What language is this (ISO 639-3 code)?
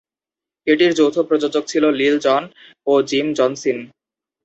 ben